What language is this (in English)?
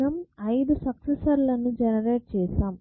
Telugu